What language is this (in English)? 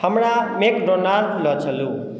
Maithili